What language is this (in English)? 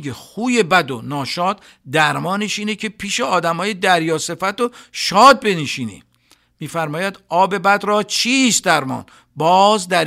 Persian